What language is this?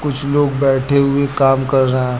Hindi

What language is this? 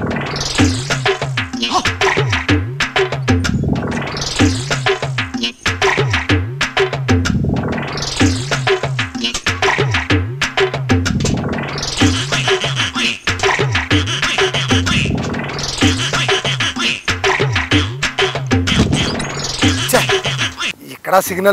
Indonesian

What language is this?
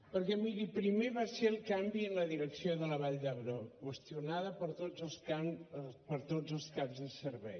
Catalan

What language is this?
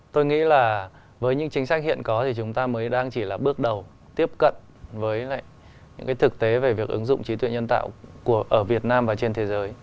Vietnamese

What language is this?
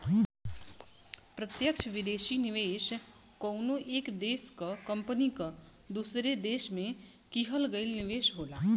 Bhojpuri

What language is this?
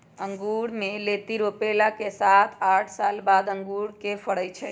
Magahi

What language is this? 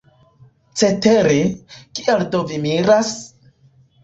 Esperanto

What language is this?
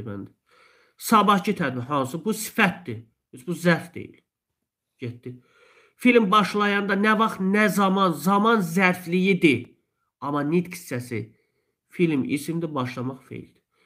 Turkish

